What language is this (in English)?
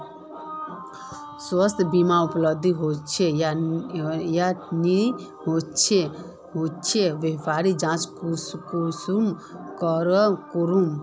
Magahi